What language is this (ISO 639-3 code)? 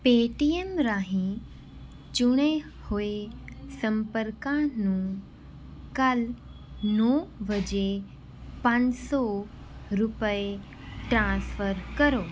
pan